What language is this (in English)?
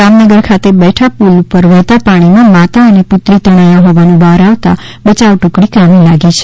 Gujarati